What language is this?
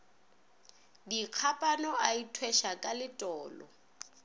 Northern Sotho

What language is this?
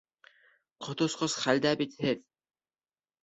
Bashkir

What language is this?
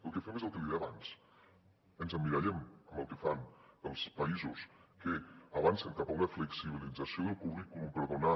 Catalan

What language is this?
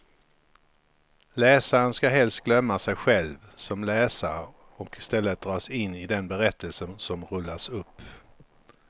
Swedish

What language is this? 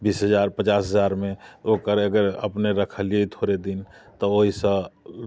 Maithili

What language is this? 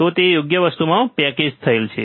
Gujarati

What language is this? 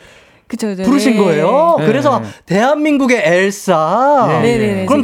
Korean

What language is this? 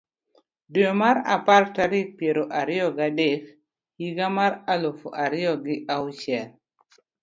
Luo (Kenya and Tanzania)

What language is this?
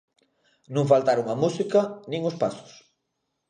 Galician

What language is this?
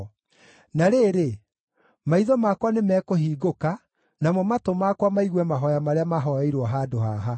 Kikuyu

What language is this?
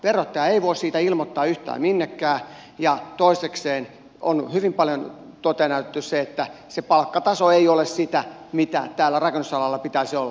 Finnish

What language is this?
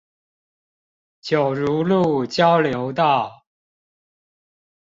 Chinese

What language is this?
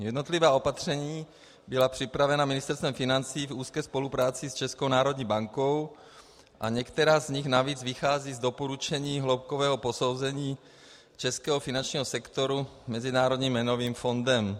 Czech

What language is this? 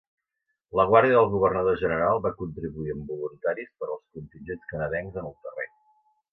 Catalan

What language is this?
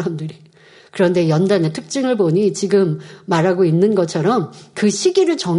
Korean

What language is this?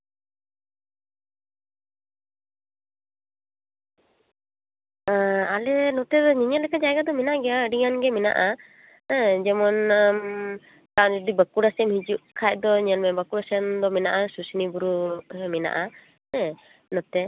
Santali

